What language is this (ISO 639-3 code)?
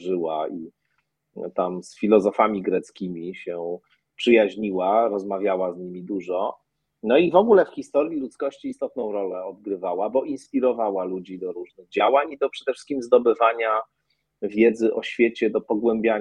pol